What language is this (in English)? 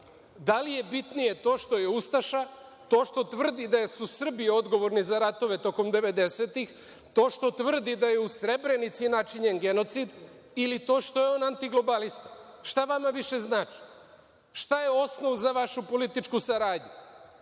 Serbian